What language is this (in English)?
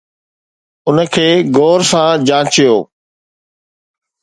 Sindhi